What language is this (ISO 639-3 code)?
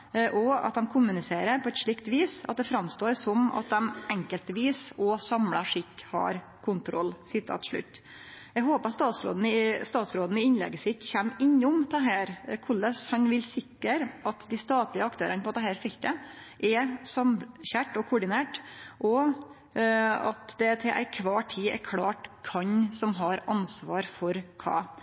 nno